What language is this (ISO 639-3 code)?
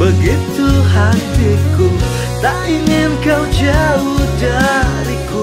ind